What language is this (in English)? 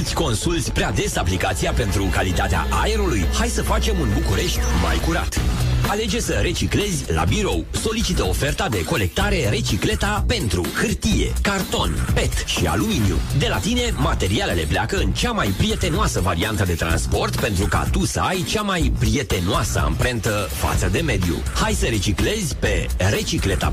Romanian